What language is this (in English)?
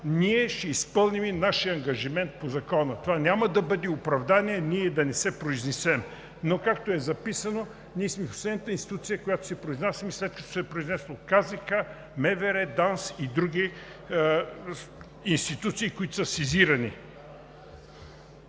Bulgarian